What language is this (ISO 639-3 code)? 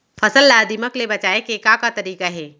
hne